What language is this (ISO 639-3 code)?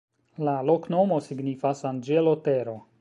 epo